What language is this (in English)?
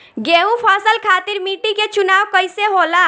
Bhojpuri